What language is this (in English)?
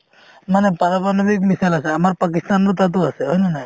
Assamese